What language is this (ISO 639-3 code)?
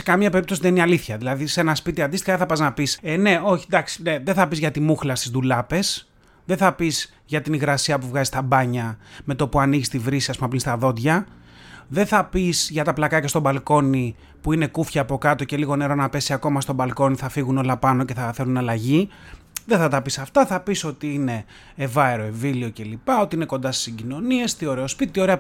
ell